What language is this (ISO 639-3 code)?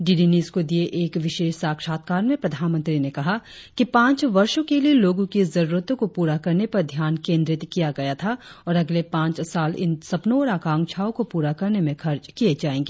hin